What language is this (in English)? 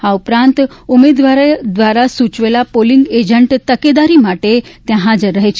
Gujarati